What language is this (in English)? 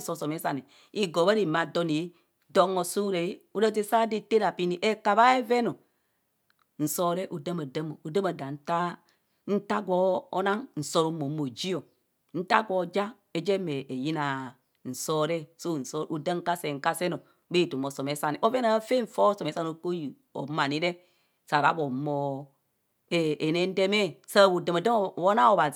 Kohumono